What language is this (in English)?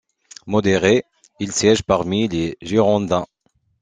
French